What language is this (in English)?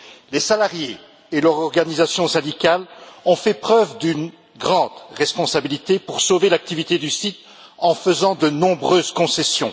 French